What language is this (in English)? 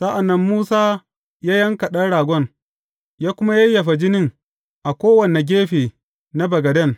Hausa